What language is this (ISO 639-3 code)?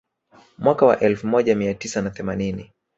swa